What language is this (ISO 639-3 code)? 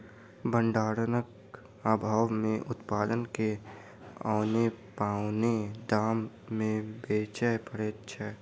mai